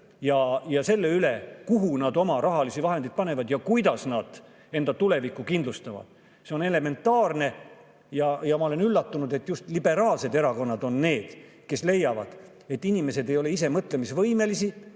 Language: Estonian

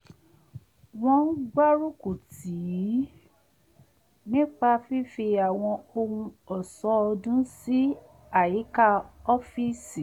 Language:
Yoruba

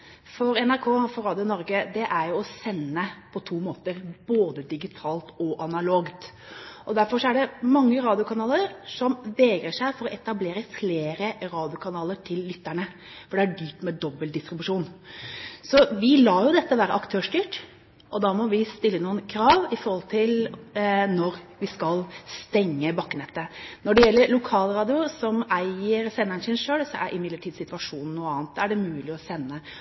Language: Norwegian Bokmål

